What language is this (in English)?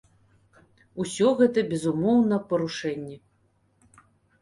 Belarusian